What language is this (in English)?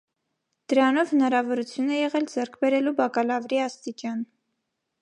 Armenian